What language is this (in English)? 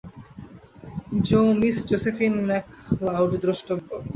Bangla